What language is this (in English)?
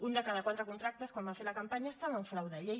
Catalan